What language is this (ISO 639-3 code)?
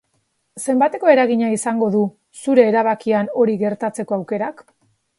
eus